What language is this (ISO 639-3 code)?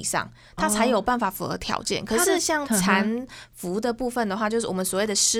zho